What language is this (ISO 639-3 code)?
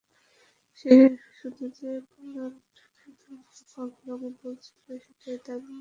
ben